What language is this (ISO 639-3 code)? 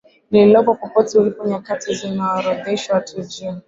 swa